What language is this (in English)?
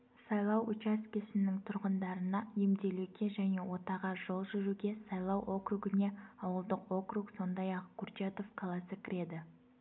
Kazakh